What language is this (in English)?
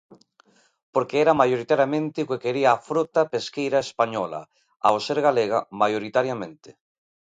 Galician